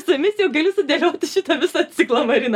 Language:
Lithuanian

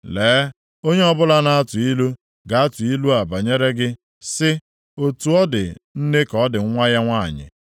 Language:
Igbo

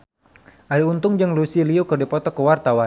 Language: Sundanese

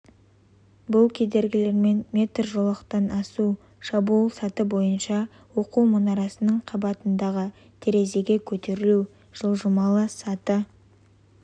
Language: Kazakh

